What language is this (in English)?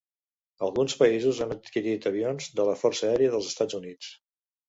Catalan